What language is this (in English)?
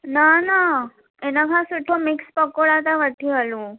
Sindhi